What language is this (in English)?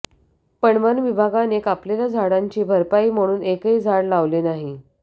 Marathi